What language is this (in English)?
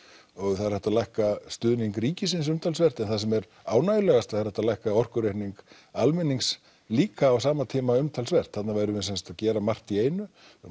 Icelandic